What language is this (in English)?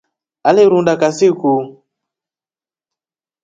Rombo